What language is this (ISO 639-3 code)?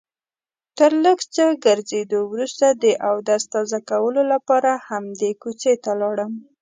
pus